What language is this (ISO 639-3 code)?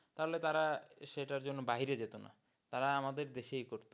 ben